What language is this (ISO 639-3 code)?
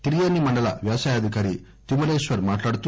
tel